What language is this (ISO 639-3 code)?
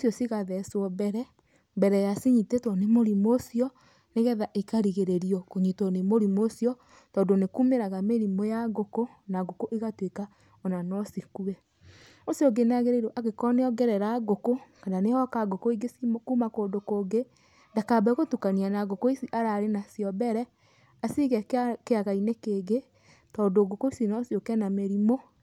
kik